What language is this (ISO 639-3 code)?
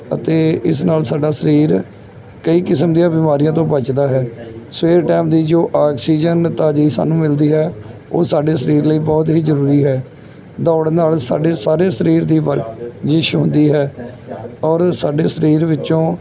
pan